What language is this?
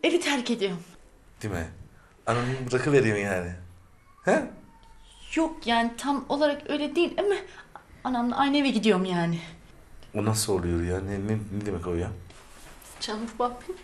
Turkish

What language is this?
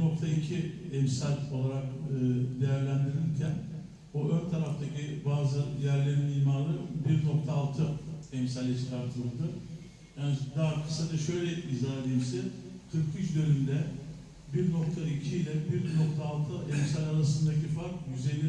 Turkish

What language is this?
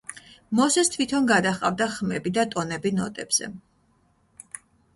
Georgian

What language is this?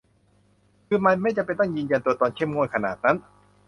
Thai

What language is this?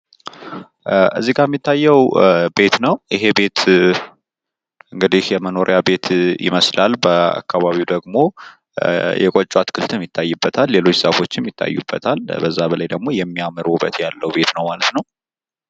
Amharic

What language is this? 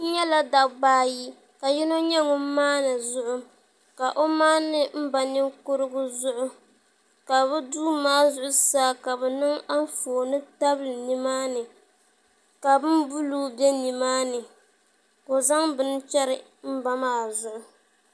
Dagbani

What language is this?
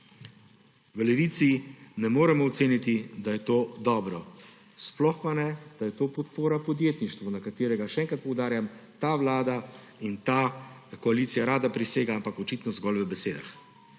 Slovenian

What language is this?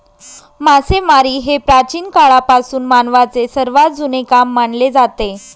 Marathi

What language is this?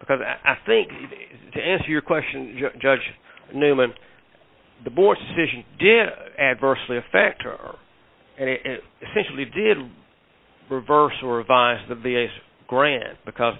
English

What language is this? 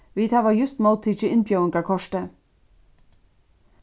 Faroese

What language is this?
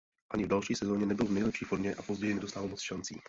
Czech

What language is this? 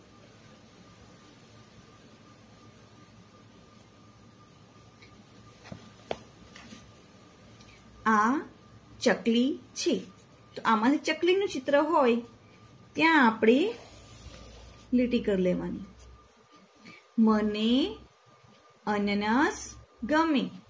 Gujarati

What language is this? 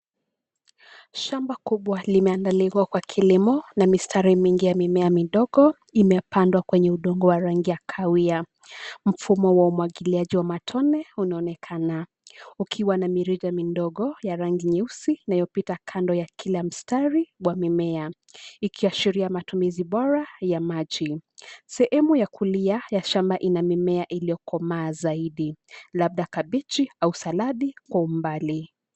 Swahili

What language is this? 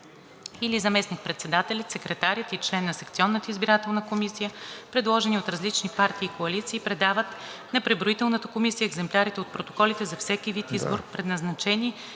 Bulgarian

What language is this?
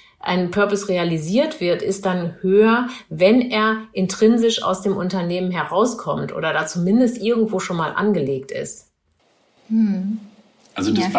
German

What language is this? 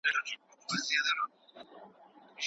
Pashto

